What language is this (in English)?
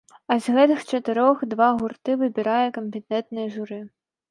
Belarusian